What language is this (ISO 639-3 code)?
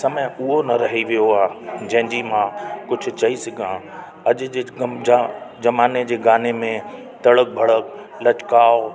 snd